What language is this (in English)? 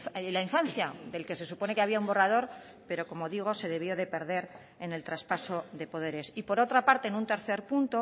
Spanish